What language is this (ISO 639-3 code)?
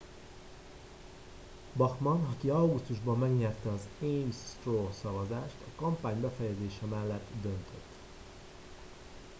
hun